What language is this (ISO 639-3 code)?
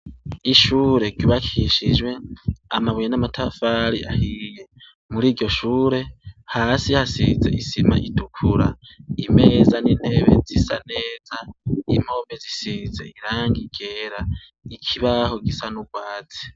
run